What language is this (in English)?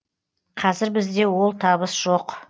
Kazakh